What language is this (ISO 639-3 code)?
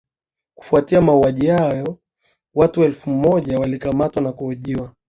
swa